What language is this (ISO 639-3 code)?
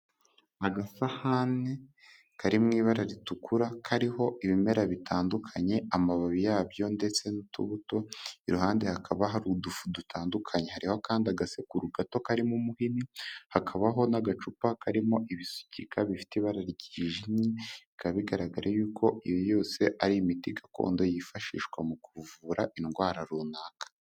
kin